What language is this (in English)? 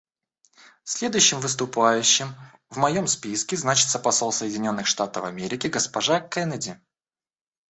Russian